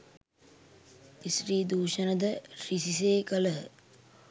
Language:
Sinhala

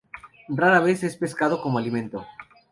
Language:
Spanish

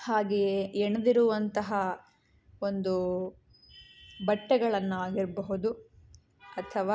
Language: Kannada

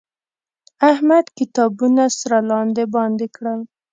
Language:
Pashto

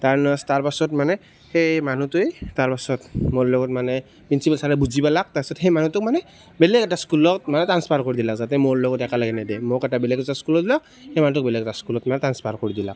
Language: Assamese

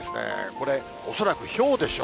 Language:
Japanese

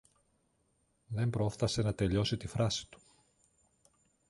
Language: Greek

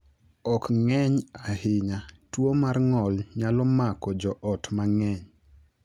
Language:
Luo (Kenya and Tanzania)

